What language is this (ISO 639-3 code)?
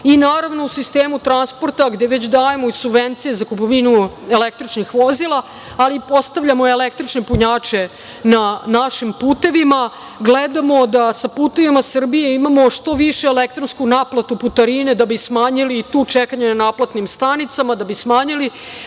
srp